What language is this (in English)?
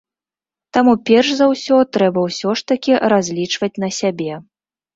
Belarusian